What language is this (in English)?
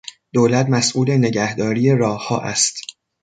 Persian